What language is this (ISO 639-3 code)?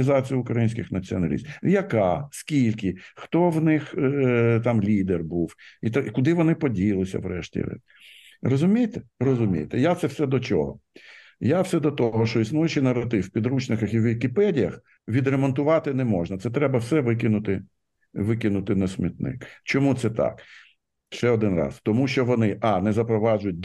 ukr